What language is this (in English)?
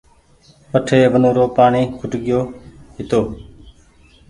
Goaria